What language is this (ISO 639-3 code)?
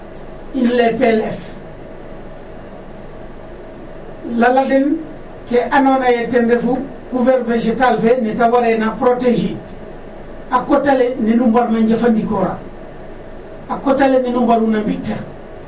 srr